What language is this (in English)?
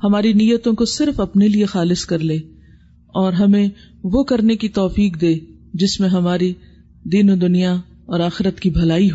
Urdu